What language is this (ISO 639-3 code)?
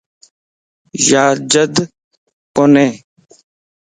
lss